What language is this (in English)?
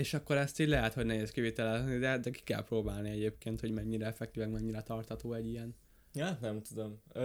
Hungarian